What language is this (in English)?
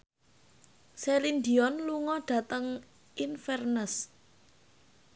Javanese